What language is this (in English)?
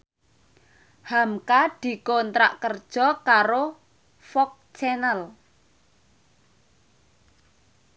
Javanese